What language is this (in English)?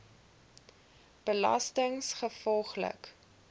Afrikaans